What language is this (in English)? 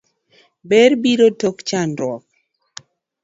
Luo (Kenya and Tanzania)